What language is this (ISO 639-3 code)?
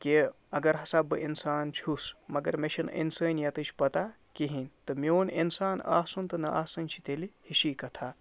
kas